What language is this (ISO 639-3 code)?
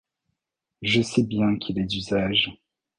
fra